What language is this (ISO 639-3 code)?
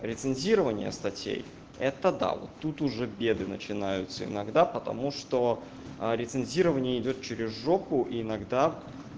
rus